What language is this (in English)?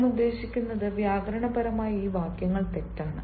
Malayalam